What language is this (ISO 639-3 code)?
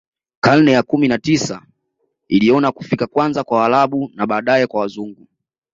swa